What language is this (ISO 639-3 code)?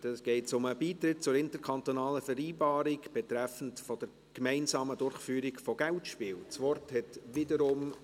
gsw